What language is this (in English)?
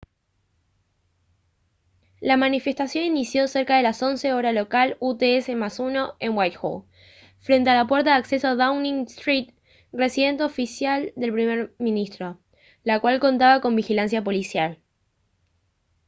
Spanish